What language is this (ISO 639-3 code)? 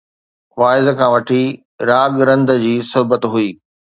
snd